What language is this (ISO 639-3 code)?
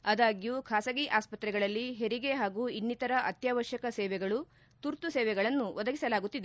kan